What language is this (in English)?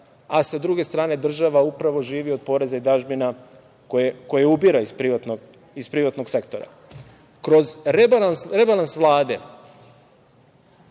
Serbian